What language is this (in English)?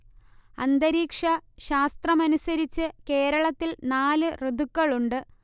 Malayalam